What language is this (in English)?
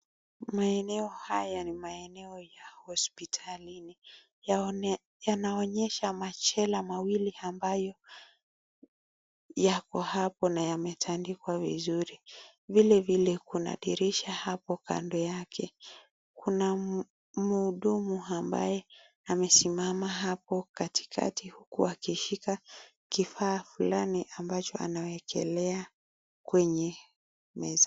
Swahili